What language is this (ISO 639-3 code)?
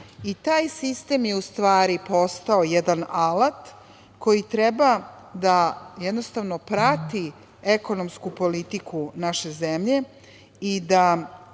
srp